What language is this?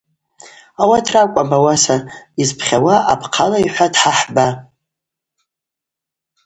Abaza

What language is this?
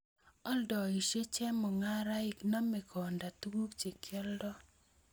Kalenjin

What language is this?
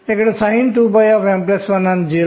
Telugu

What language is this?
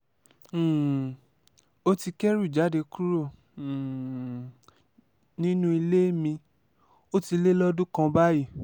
Yoruba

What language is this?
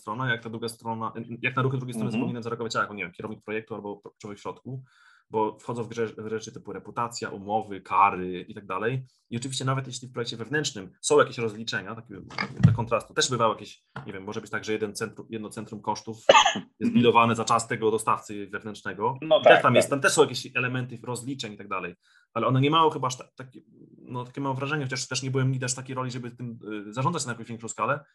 Polish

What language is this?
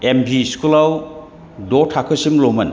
Bodo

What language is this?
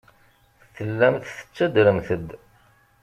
Kabyle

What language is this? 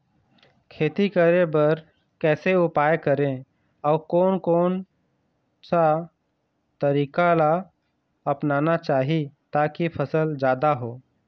Chhattisgarhi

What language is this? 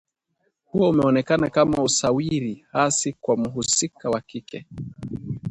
Swahili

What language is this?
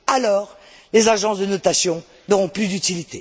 French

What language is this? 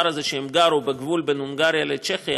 Hebrew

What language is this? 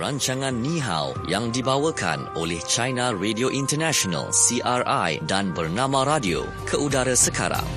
Malay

